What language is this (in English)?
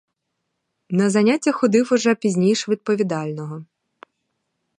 Ukrainian